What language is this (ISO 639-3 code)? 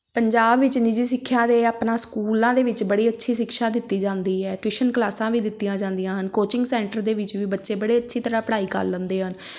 pan